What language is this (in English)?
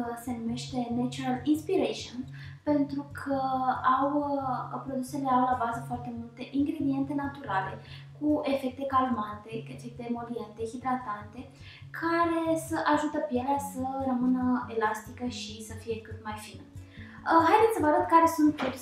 Romanian